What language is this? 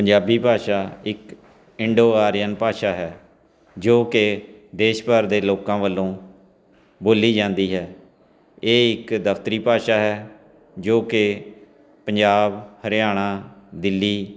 Punjabi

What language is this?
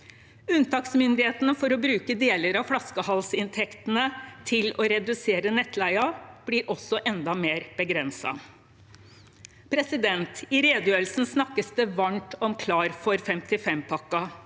Norwegian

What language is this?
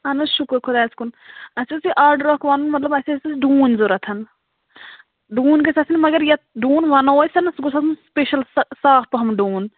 Kashmiri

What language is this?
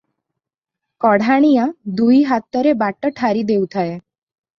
Odia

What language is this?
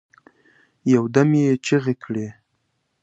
Pashto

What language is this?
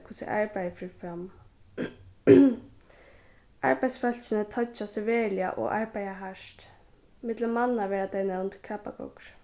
Faroese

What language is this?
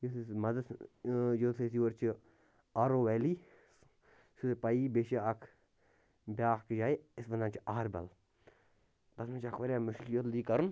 Kashmiri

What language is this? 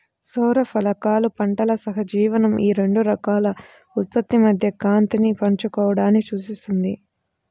Telugu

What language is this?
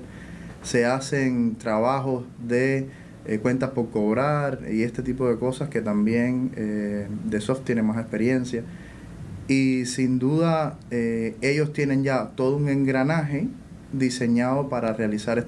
Spanish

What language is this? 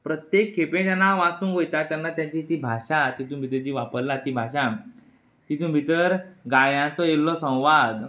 Konkani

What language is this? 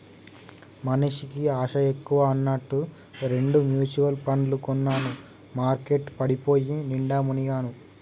Telugu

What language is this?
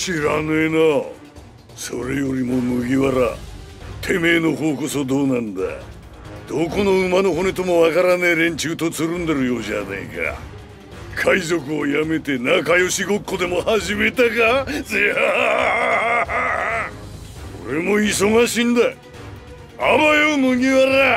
Japanese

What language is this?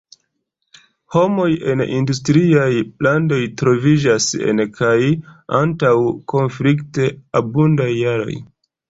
Esperanto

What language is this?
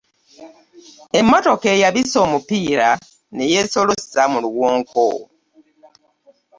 Ganda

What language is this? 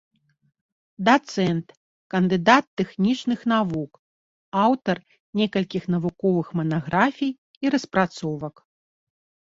Belarusian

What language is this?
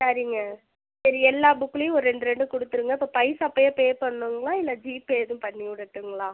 Tamil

